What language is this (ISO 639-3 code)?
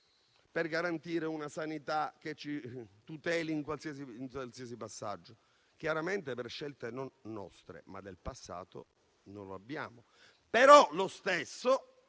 ita